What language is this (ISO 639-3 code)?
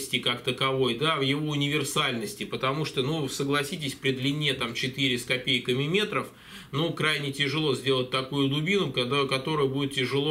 rus